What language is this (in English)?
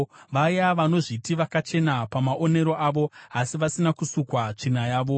Shona